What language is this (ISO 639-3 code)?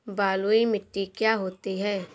hin